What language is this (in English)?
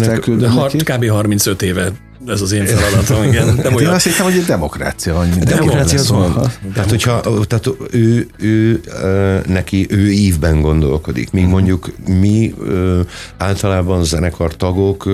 Hungarian